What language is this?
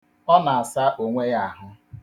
Igbo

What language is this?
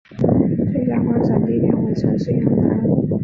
Chinese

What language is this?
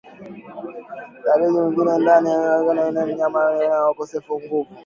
Swahili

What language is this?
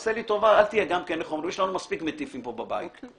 Hebrew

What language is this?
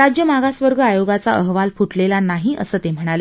Marathi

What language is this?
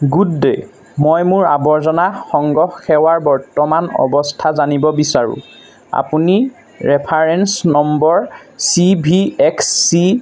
Assamese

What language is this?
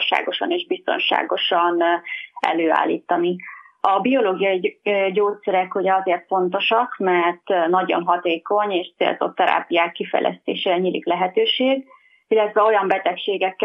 Hungarian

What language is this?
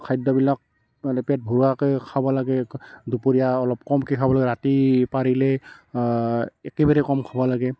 Assamese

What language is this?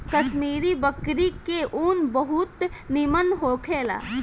Bhojpuri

